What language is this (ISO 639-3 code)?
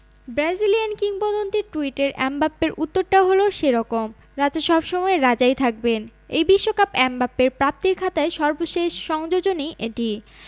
ben